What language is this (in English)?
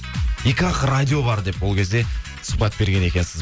Kazakh